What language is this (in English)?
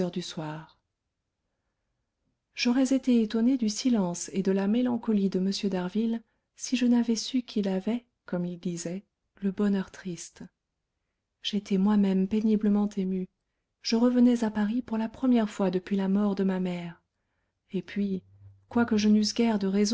French